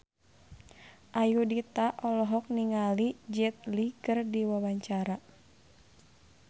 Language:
Sundanese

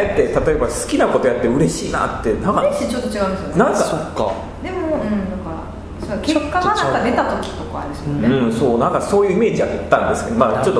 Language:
Japanese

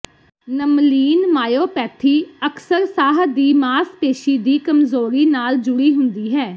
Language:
Punjabi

